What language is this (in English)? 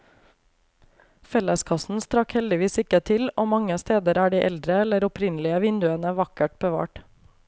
Norwegian